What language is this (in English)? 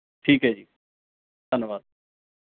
Punjabi